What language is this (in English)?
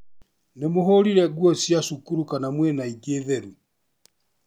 Kikuyu